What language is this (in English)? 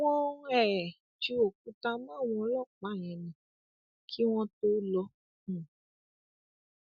Yoruba